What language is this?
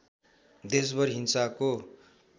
Nepali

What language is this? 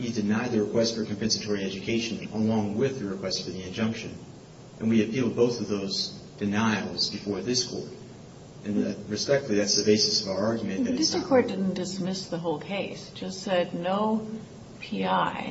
English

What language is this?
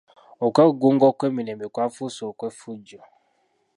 Ganda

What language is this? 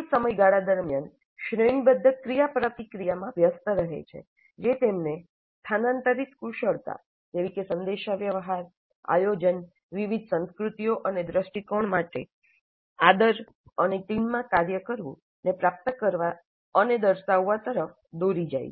Gujarati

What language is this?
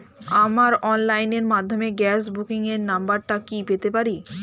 Bangla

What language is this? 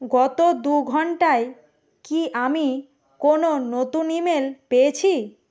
Bangla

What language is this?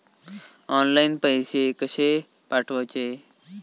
Marathi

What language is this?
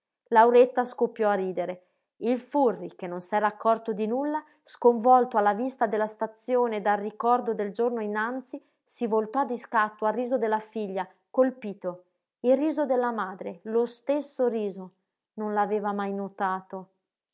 Italian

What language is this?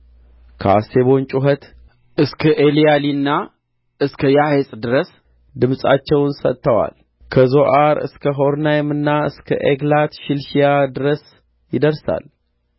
Amharic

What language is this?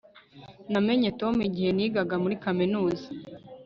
Kinyarwanda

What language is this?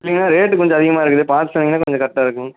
Tamil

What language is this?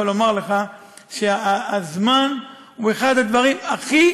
Hebrew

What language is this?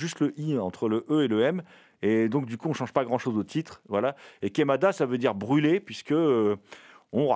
French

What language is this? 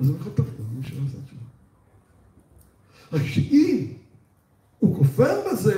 Hebrew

